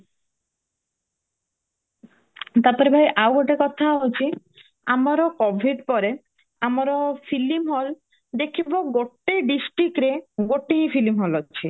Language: Odia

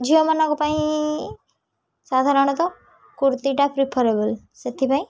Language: Odia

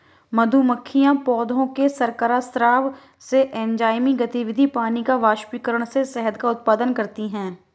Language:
Hindi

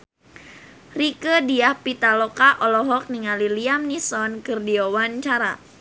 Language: Sundanese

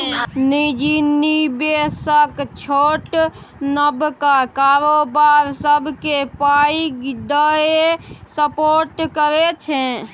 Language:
Maithili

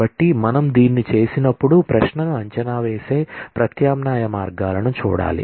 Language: Telugu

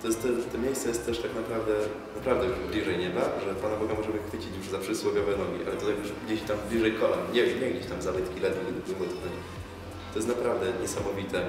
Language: Polish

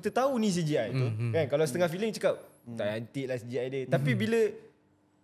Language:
Malay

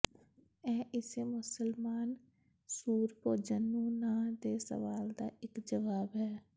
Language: Punjabi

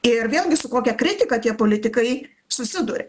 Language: Lithuanian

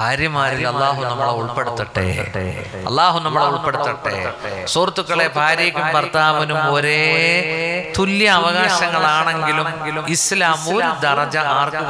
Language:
Arabic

